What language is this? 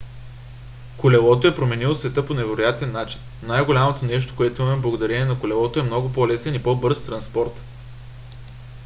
Bulgarian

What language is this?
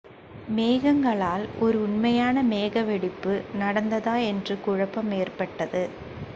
Tamil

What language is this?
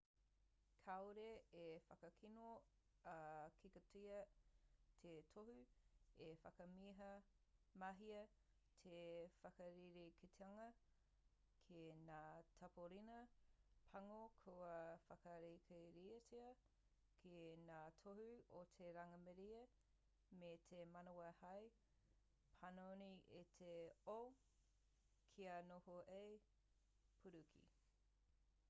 Māori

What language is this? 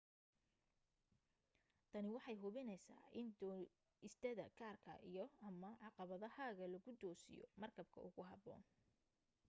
Somali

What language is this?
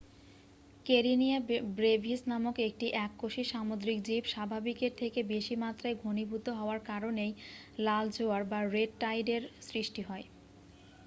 Bangla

